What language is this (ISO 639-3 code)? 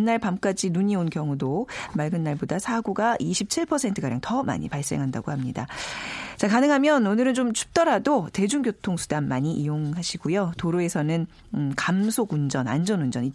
kor